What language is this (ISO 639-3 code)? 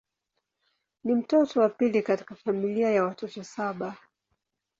swa